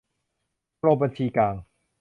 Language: Thai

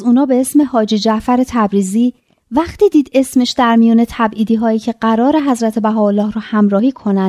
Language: Persian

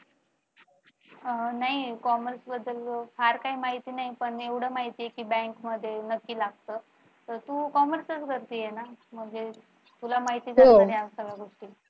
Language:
Marathi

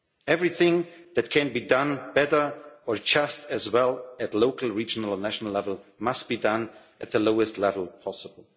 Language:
English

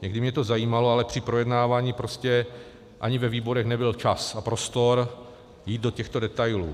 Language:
Czech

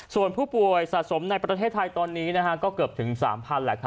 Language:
Thai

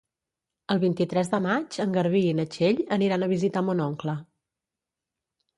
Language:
Catalan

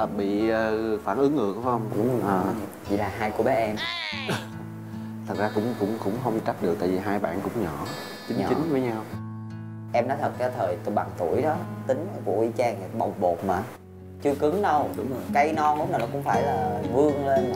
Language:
Vietnamese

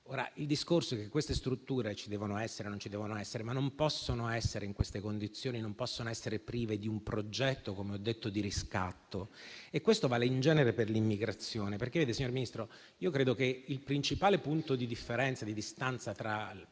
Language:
Italian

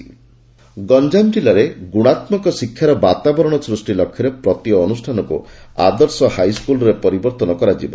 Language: Odia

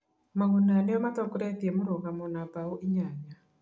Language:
Kikuyu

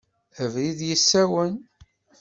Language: Kabyle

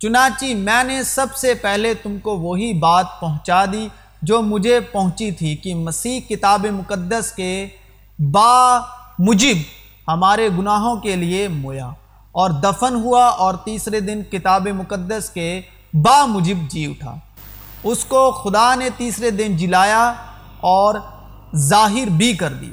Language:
Urdu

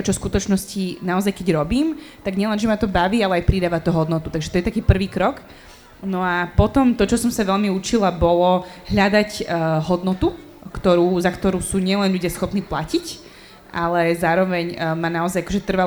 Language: Slovak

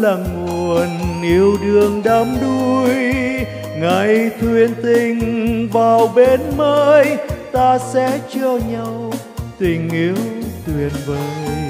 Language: Vietnamese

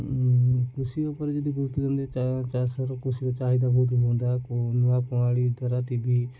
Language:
Odia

